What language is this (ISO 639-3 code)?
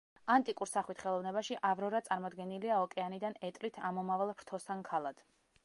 kat